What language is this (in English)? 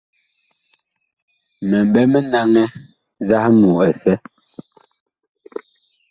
Bakoko